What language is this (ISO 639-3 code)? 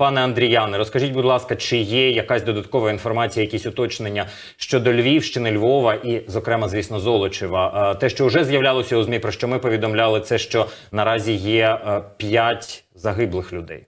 ukr